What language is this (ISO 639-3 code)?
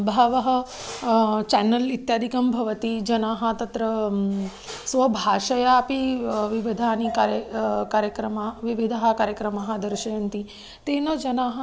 san